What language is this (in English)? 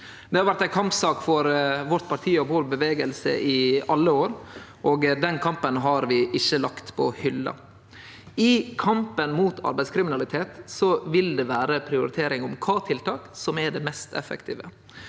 Norwegian